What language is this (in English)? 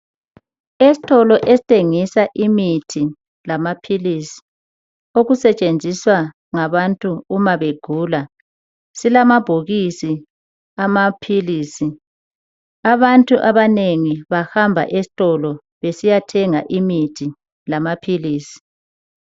North Ndebele